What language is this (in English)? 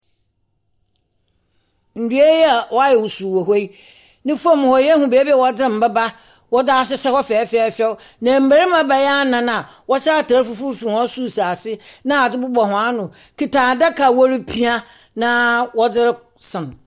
Akan